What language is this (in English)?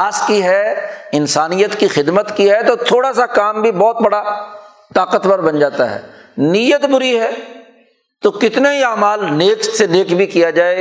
Urdu